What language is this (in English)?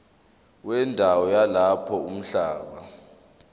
Zulu